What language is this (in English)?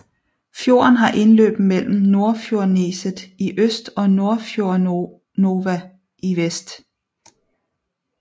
Danish